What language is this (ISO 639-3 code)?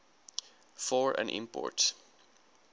afr